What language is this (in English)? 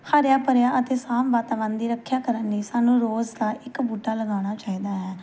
Punjabi